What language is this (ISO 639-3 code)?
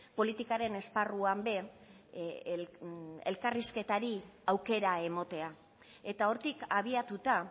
eus